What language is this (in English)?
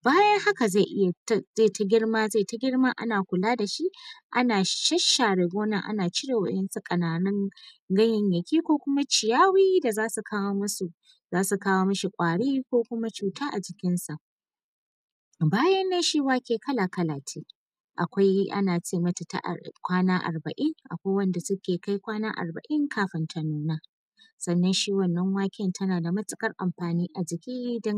Hausa